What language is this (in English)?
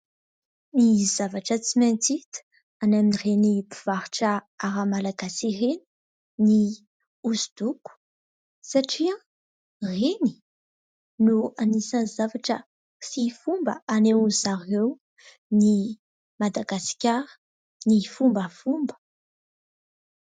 Malagasy